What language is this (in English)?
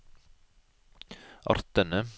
Norwegian